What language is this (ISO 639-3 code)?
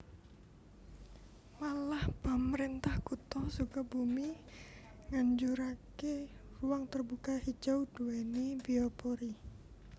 jav